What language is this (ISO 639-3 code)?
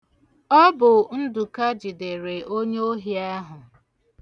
ibo